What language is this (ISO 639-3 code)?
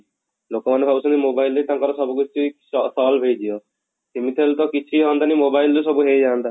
ori